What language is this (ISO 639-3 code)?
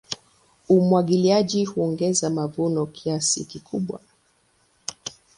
swa